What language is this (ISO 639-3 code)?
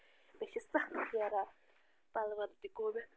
kas